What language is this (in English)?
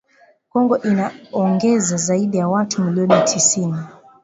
Swahili